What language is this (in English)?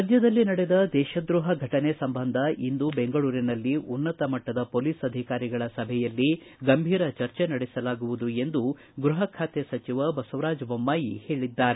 Kannada